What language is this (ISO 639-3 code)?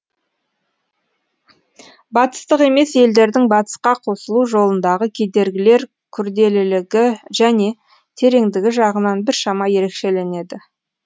kaz